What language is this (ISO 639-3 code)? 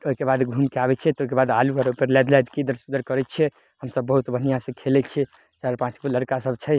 mai